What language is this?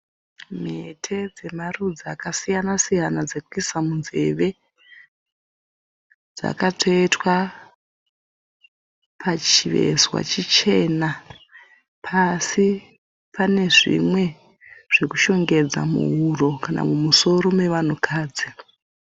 Shona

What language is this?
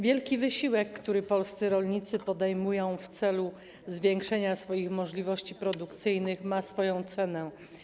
Polish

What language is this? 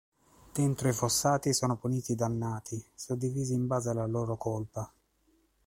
Italian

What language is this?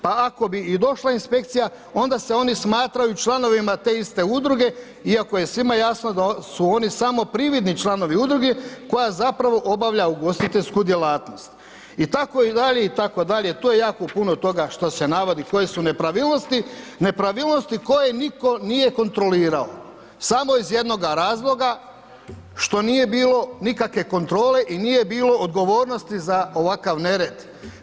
Croatian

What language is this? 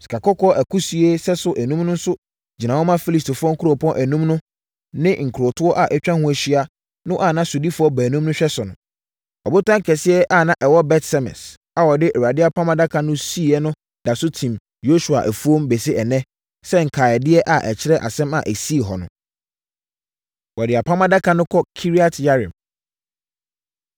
Akan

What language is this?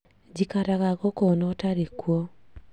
Kikuyu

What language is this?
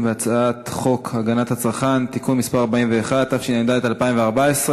Hebrew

